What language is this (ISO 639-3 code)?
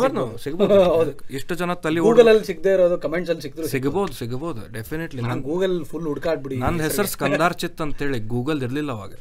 kan